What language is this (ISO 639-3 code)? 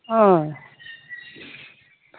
brx